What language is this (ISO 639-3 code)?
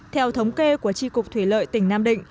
vie